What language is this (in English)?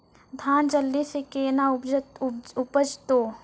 Maithili